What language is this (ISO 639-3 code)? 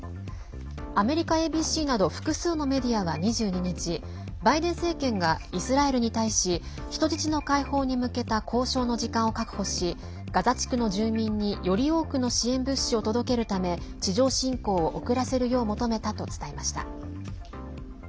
jpn